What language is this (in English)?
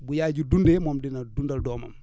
Wolof